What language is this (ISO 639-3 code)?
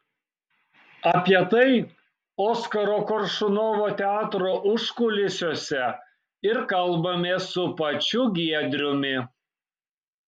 lit